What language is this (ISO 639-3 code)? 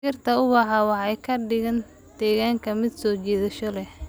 som